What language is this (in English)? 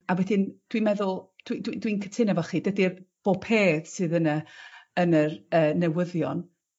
Welsh